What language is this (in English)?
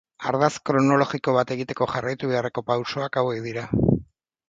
Basque